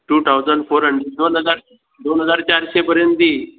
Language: Konkani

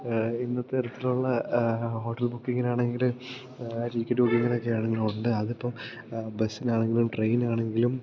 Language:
Malayalam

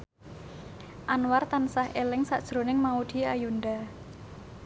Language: Javanese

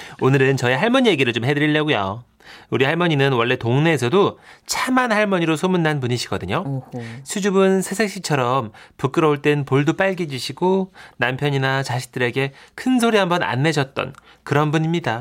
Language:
Korean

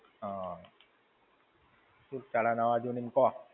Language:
Gujarati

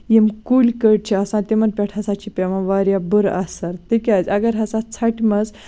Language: Kashmiri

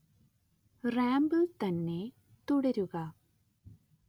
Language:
Malayalam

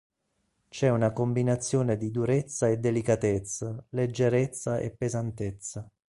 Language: Italian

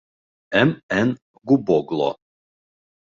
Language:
Bashkir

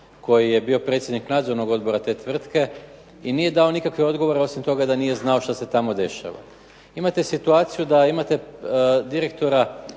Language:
Croatian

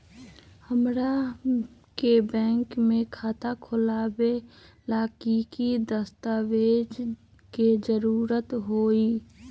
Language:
Magahi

